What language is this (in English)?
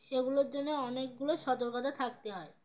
Bangla